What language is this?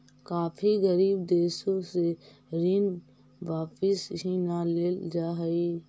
Magahi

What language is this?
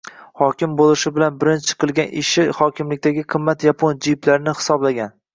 Uzbek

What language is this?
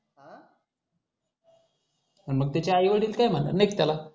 Marathi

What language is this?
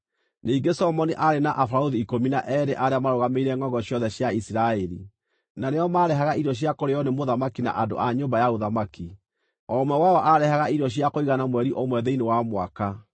Kikuyu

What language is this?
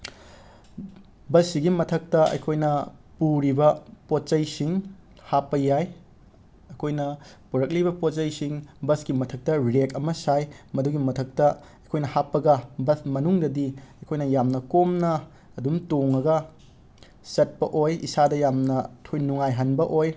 Manipuri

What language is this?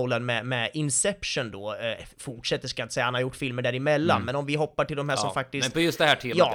Swedish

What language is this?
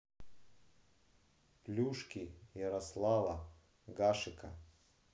Russian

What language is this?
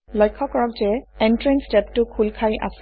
Assamese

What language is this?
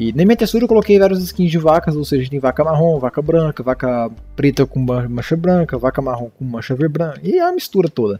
Portuguese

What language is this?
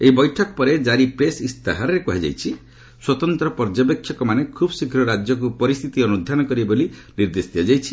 Odia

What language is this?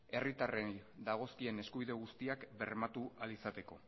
Basque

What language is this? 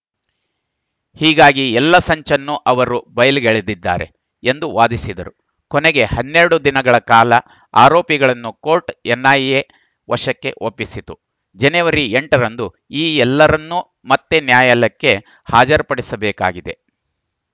Kannada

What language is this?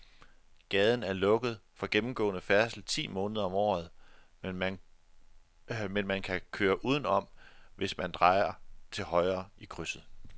Danish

